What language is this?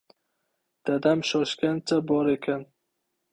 Uzbek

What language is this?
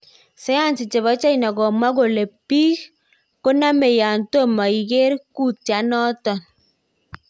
Kalenjin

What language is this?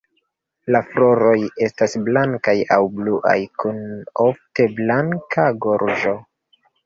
Esperanto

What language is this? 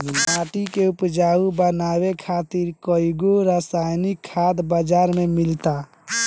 Bhojpuri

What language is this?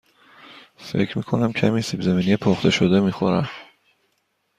Persian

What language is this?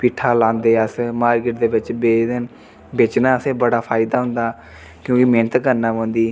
Dogri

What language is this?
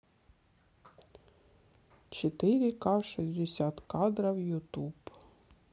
Russian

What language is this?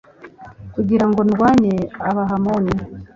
Kinyarwanda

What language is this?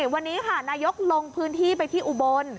Thai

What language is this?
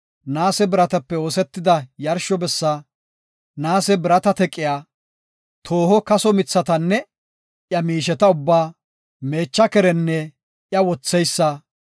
Gofa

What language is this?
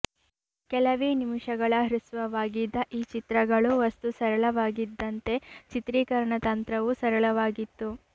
Kannada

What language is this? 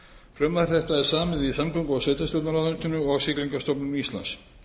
Icelandic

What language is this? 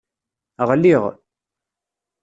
Kabyle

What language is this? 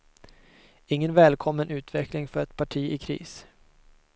Swedish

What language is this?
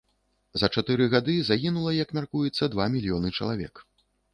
Belarusian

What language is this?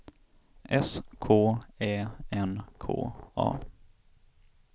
Swedish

